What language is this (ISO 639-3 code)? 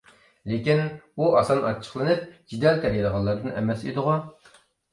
uig